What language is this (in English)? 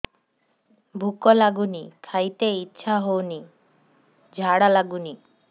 Odia